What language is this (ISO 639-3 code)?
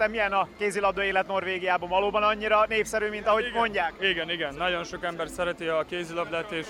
hun